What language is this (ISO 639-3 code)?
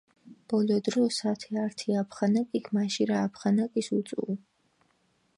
xmf